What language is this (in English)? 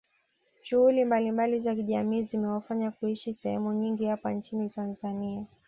Swahili